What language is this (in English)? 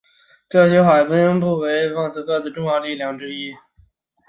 Chinese